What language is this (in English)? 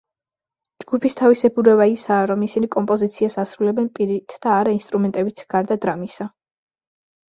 Georgian